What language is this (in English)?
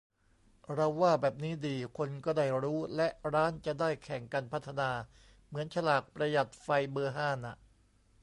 Thai